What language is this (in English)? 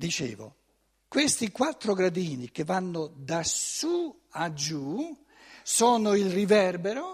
Italian